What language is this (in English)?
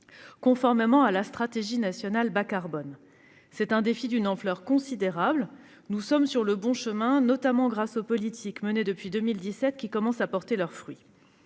French